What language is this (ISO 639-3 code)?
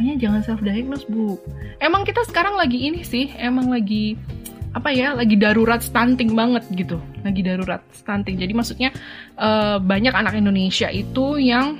ind